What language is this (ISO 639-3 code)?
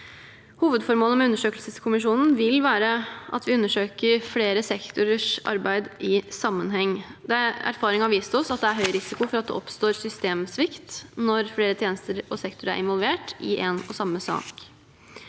nor